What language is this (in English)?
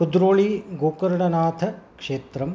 Sanskrit